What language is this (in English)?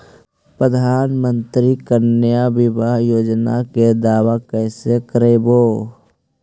Magahi